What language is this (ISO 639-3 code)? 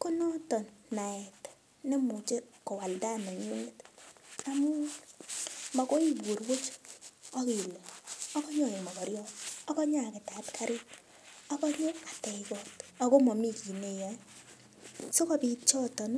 kln